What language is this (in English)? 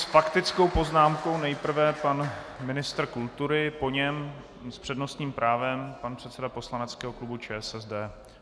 Czech